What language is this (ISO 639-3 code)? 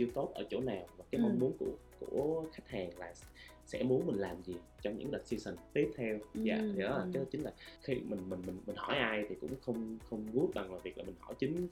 vie